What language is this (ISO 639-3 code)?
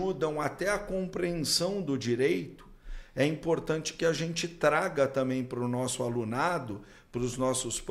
por